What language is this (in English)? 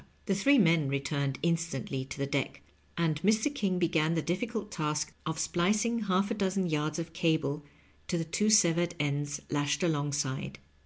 English